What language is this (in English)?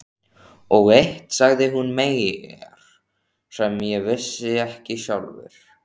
Icelandic